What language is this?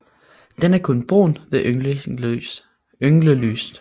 Danish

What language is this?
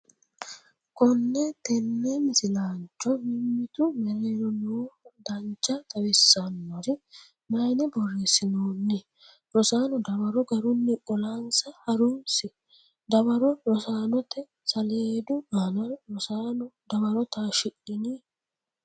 Sidamo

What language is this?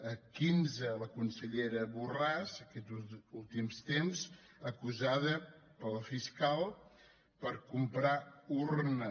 Catalan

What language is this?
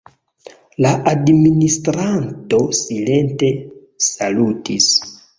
Esperanto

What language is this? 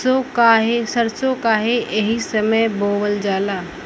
Bhojpuri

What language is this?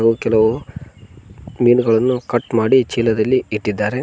Kannada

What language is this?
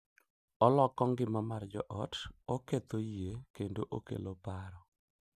Luo (Kenya and Tanzania)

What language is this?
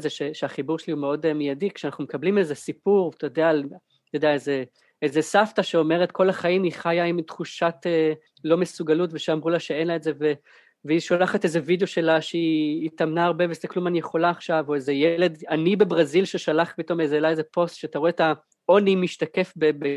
Hebrew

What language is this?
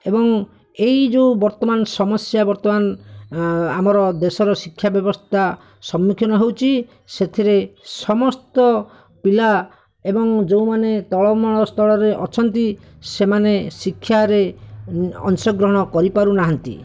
Odia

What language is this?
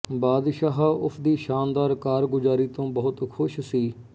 Punjabi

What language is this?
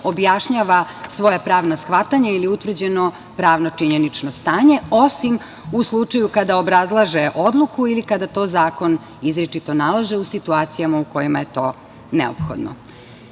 Serbian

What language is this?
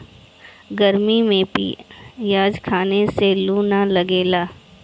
Bhojpuri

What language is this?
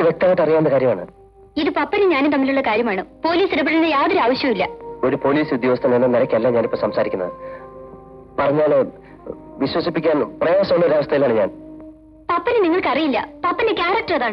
Arabic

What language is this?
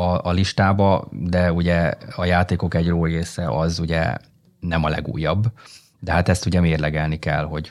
Hungarian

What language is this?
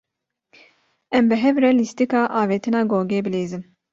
Kurdish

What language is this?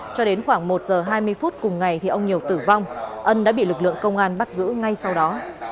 Vietnamese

